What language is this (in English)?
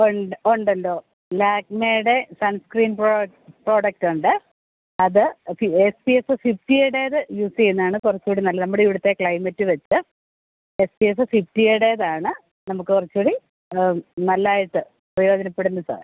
Malayalam